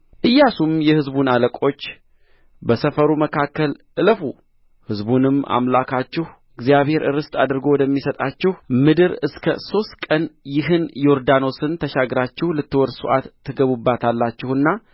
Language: Amharic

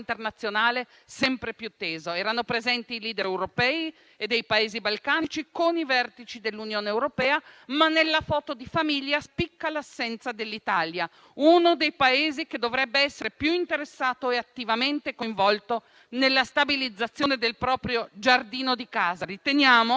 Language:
Italian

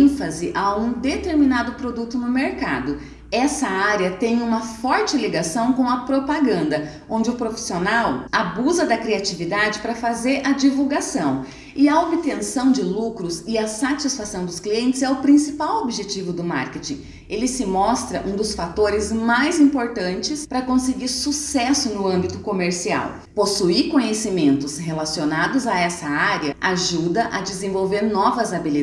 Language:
Portuguese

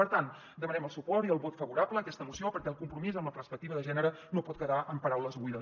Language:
Catalan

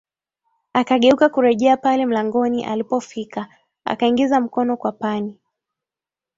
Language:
Swahili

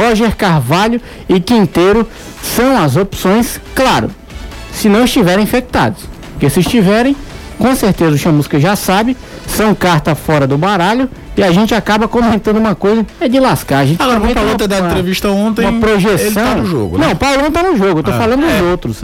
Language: Portuguese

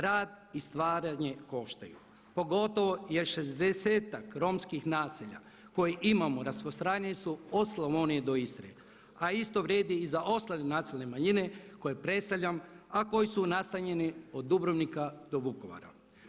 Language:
Croatian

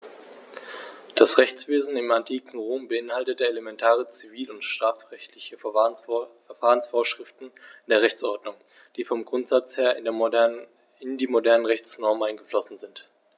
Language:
German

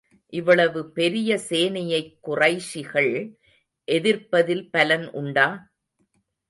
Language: Tamil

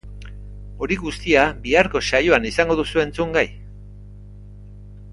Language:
Basque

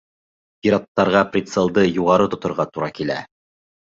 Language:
Bashkir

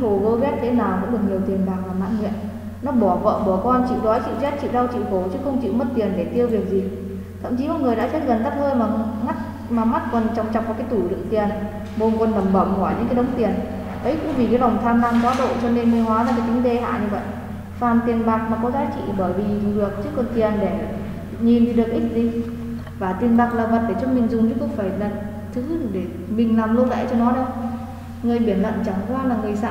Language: Vietnamese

